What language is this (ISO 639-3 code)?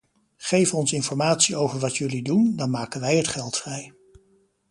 nld